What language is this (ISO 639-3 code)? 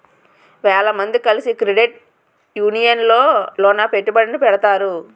tel